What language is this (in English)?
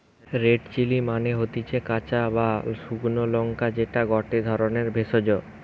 Bangla